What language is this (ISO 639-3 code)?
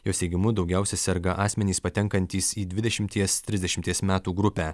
lit